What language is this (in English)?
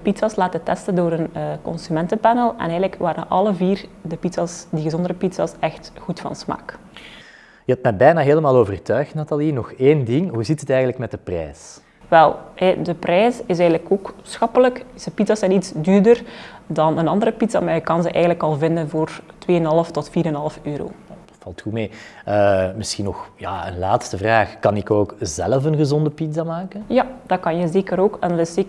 Dutch